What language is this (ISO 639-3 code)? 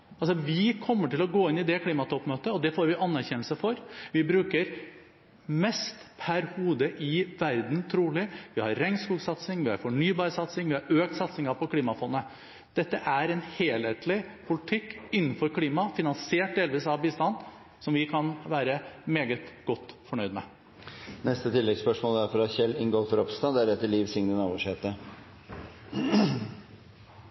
nor